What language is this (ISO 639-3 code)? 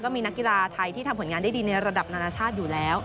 tha